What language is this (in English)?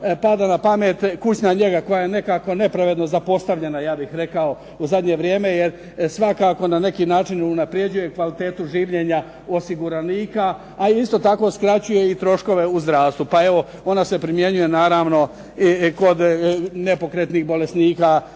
Croatian